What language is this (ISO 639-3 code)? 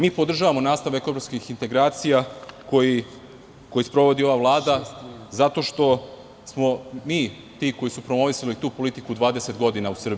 srp